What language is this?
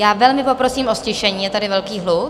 Czech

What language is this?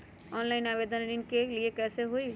Magahi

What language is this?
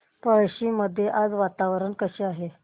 Marathi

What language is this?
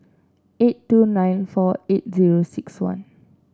English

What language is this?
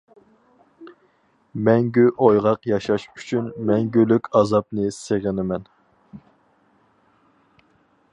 Uyghur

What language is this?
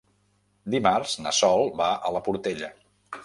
Catalan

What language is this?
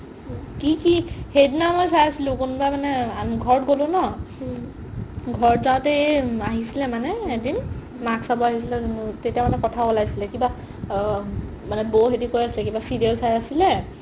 Assamese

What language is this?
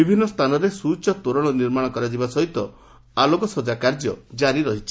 Odia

